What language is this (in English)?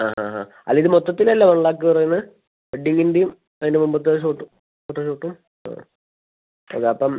Malayalam